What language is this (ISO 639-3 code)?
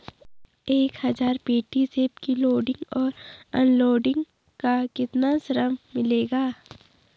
hin